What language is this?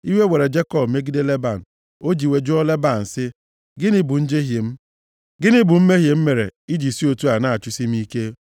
Igbo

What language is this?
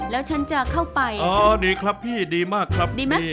Thai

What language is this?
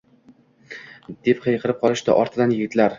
Uzbek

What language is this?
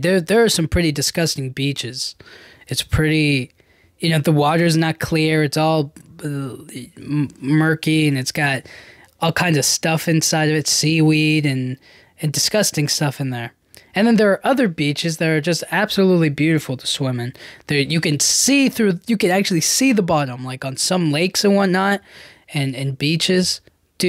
English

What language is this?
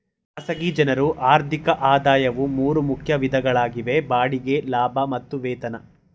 Kannada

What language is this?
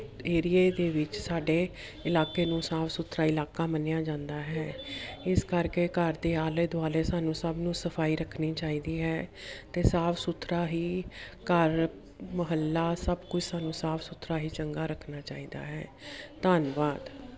Punjabi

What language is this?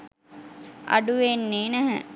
Sinhala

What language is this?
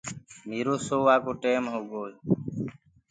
Gurgula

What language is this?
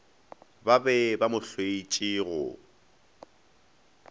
Northern Sotho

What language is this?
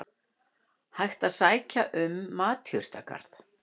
Icelandic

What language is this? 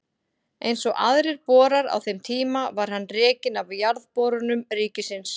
Icelandic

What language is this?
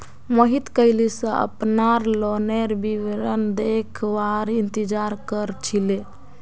Magahi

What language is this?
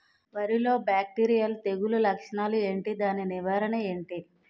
Telugu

